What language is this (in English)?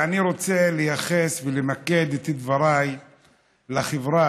Hebrew